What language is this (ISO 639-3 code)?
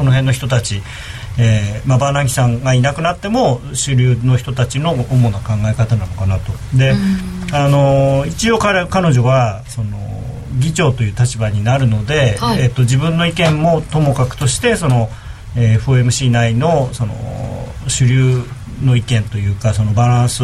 jpn